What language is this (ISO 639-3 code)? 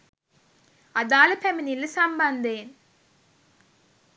sin